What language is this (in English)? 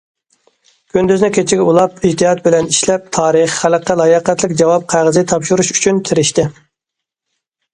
Uyghur